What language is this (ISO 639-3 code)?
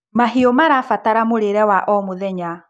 kik